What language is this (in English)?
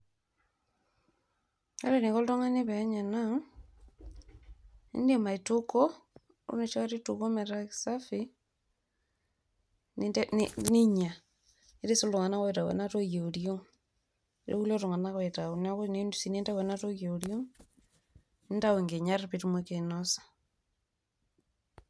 Masai